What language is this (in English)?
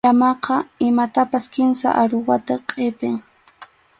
Arequipa-La Unión Quechua